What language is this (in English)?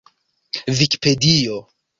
Esperanto